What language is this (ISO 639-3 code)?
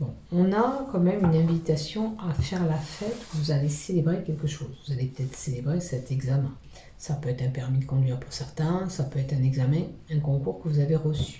fra